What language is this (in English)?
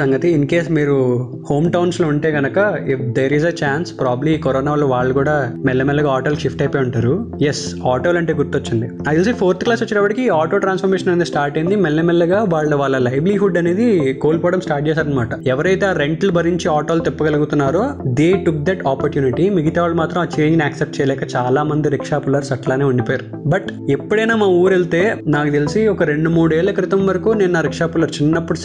Telugu